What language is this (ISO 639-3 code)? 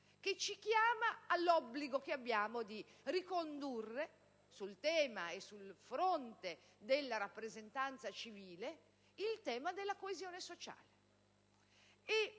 ita